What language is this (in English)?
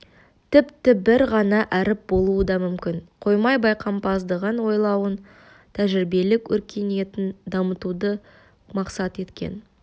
Kazakh